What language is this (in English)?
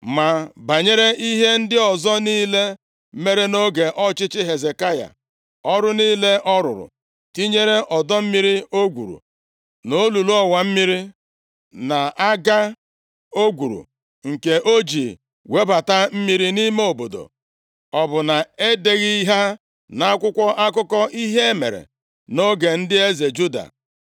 Igbo